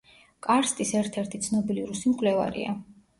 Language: Georgian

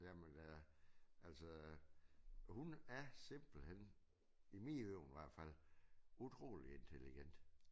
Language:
Danish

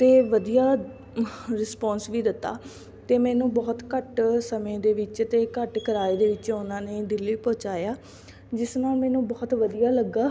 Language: Punjabi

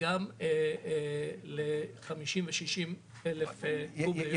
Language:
Hebrew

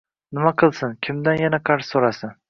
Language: Uzbek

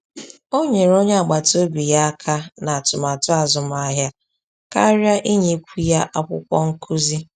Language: Igbo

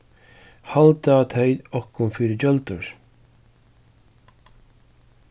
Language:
Faroese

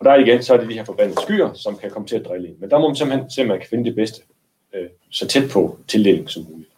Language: Danish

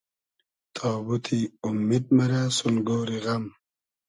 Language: Hazaragi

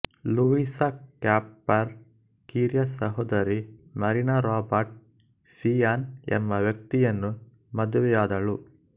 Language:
Kannada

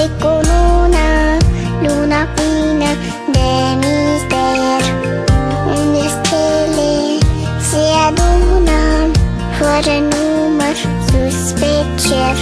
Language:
Romanian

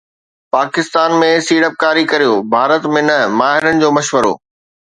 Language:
Sindhi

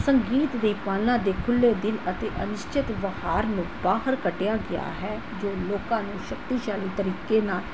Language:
Punjabi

